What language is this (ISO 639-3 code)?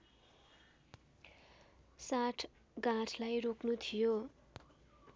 nep